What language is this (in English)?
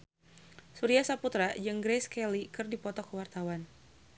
Sundanese